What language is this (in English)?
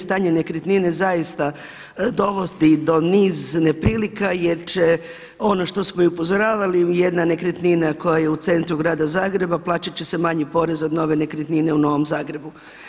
Croatian